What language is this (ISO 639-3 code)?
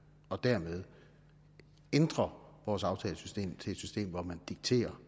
dan